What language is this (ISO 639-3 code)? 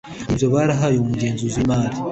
kin